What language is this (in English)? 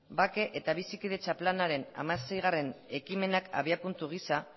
Basque